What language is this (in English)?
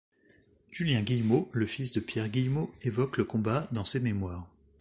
French